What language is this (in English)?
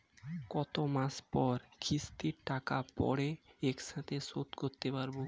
Bangla